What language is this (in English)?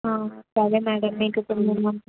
Telugu